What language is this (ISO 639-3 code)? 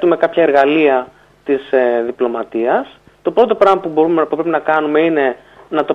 ell